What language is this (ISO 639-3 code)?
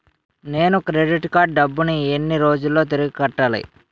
tel